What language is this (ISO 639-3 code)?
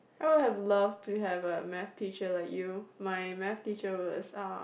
eng